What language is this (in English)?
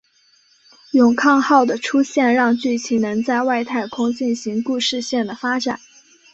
Chinese